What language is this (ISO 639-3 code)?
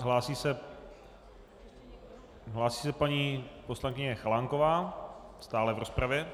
ces